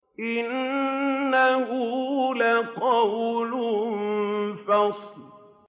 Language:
Arabic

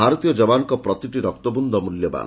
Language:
Odia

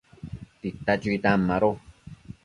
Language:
Matsés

